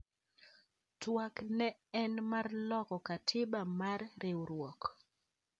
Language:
Luo (Kenya and Tanzania)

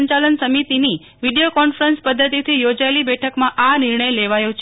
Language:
Gujarati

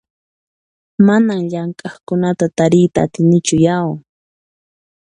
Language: Puno Quechua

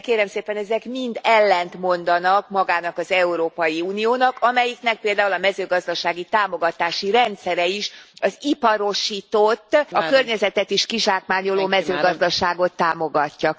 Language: Hungarian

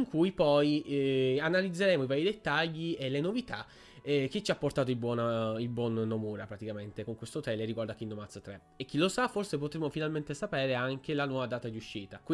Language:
Italian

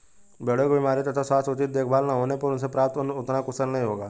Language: Hindi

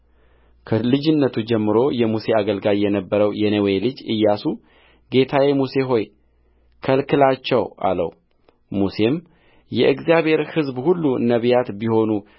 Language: Amharic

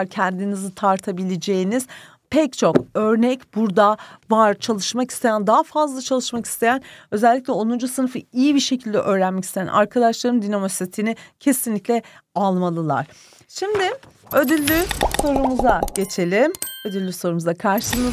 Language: Turkish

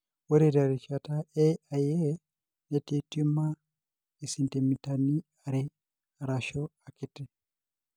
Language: Masai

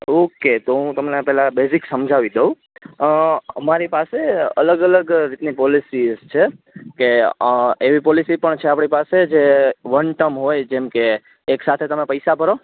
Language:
Gujarati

